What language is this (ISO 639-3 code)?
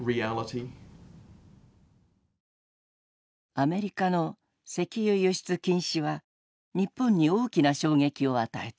jpn